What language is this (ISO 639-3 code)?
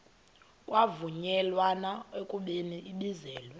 xho